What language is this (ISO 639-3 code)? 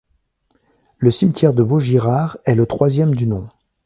fra